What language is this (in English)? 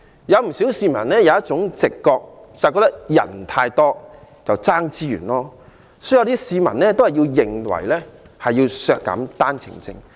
Cantonese